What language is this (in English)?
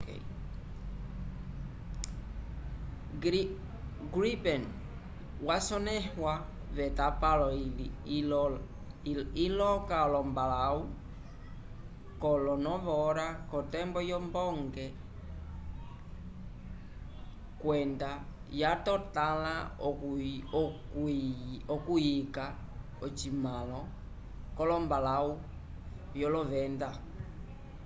Umbundu